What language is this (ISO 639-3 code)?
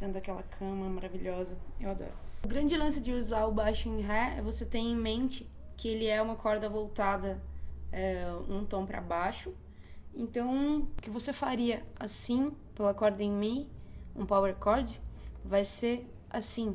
por